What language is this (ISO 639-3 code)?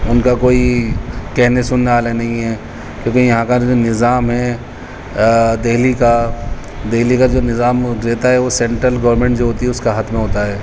urd